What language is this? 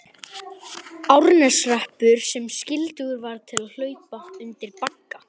Icelandic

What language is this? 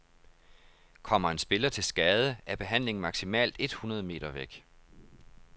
Danish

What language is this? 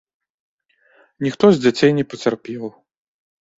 Belarusian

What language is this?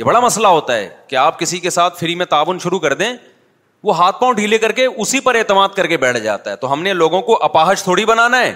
Urdu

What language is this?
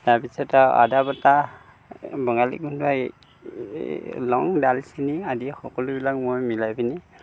Assamese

